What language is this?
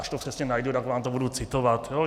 Czech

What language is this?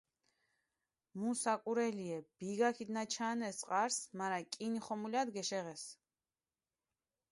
Mingrelian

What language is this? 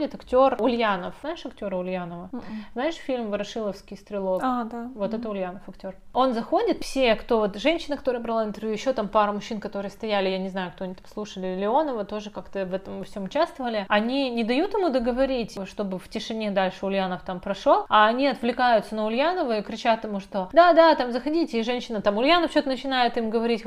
Russian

